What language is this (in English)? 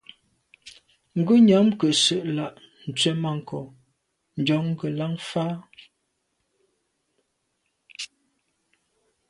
Medumba